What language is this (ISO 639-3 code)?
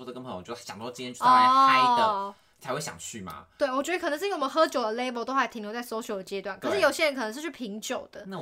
zho